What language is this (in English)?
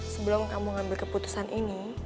Indonesian